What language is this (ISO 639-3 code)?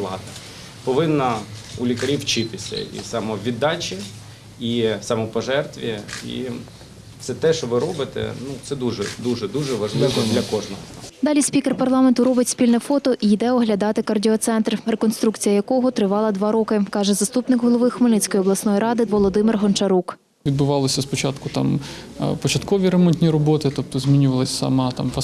ukr